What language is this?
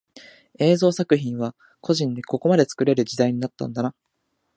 Japanese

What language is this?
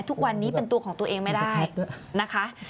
Thai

